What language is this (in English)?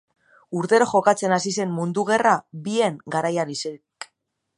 Basque